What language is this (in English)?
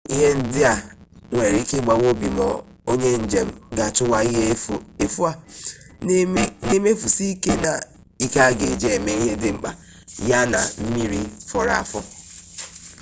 Igbo